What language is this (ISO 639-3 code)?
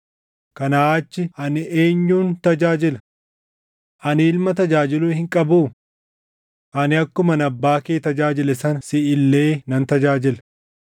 orm